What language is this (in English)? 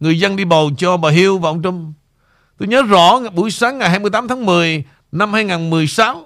Vietnamese